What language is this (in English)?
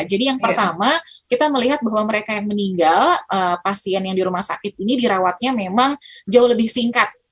Indonesian